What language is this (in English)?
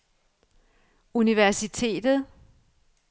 Danish